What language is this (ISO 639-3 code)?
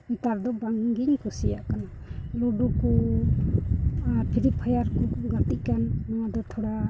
sat